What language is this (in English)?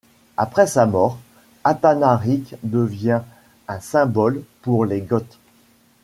French